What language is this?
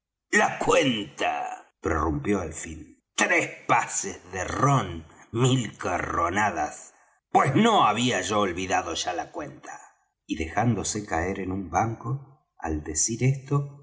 Spanish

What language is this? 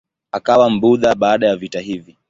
Swahili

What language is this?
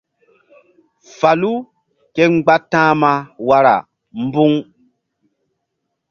Mbum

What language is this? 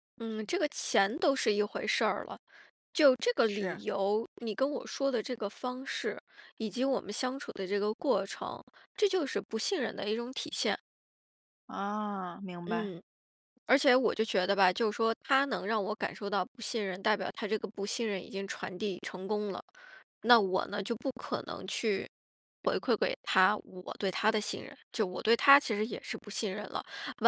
Chinese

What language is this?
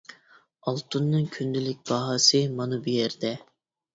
Uyghur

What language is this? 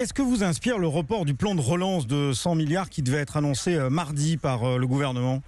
French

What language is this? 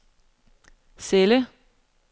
Danish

